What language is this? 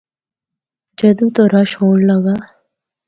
Northern Hindko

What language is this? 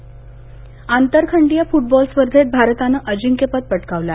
Marathi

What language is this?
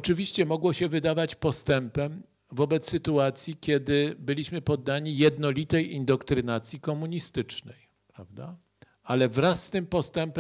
Polish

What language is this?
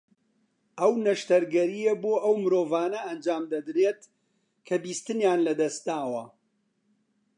Central Kurdish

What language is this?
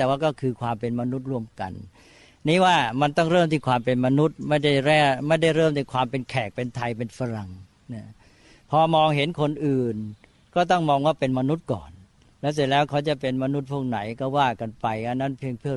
Thai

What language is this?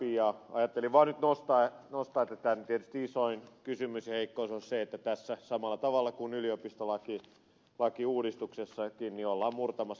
Finnish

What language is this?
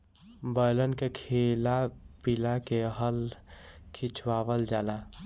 Bhojpuri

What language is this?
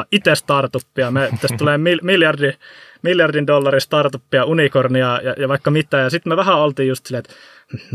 Finnish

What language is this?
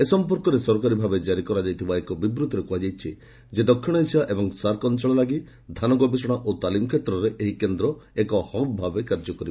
Odia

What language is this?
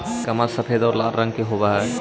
Magahi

